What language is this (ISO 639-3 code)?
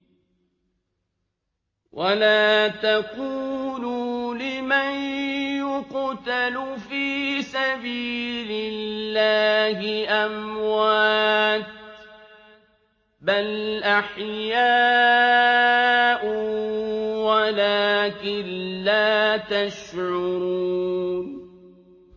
ara